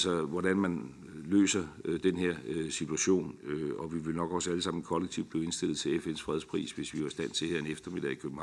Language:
Danish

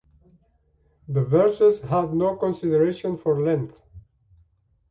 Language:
English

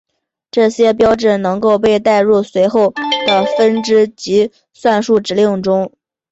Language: Chinese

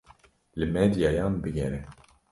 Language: Kurdish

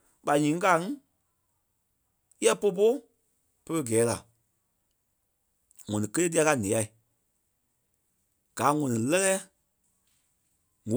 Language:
Kpelle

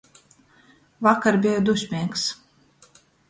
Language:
Latgalian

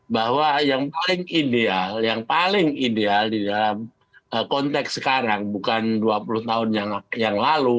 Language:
Indonesian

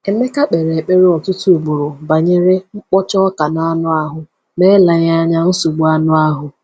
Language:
Igbo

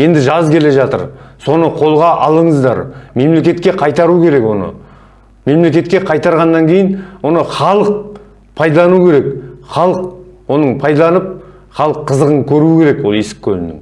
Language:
Turkish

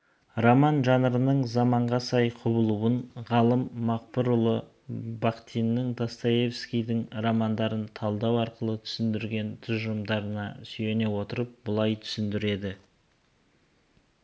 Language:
Kazakh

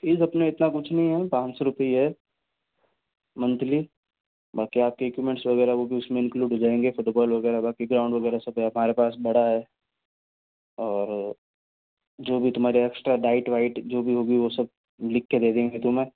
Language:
Hindi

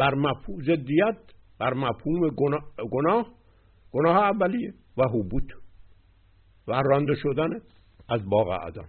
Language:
Persian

